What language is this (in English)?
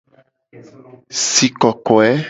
Gen